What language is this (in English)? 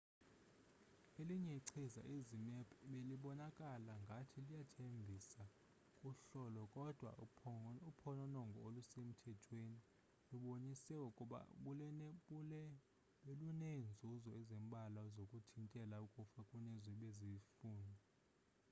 Xhosa